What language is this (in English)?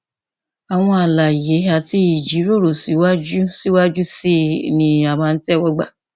Yoruba